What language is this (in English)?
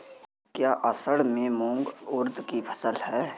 Hindi